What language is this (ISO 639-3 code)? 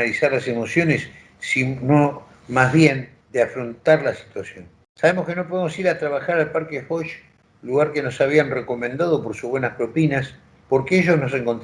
spa